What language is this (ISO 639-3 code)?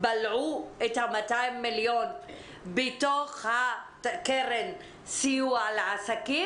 heb